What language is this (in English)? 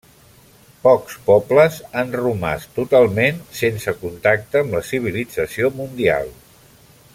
Catalan